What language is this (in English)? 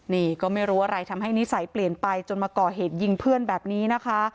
Thai